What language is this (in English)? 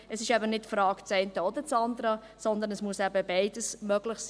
Swiss German